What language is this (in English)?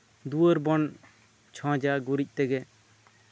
Santali